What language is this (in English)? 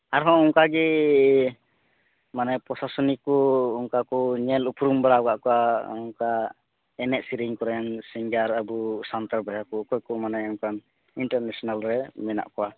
Santali